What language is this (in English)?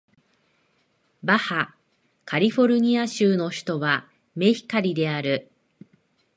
Japanese